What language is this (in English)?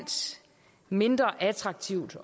Danish